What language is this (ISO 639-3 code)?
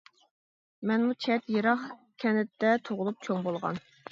uig